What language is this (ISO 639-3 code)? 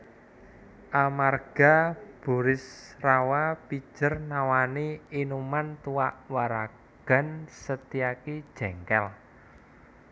jav